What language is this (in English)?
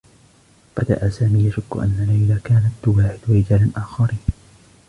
Arabic